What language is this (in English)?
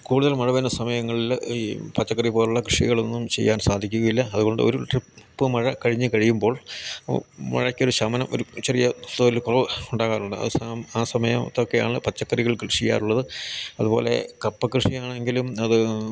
Malayalam